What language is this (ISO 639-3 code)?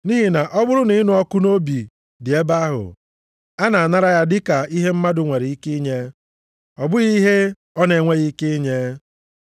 ibo